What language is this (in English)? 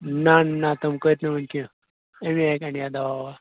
Kashmiri